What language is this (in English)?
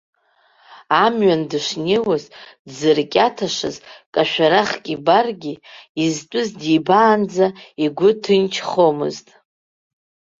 Abkhazian